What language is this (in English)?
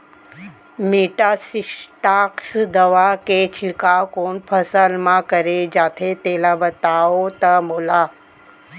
Chhattisgarhi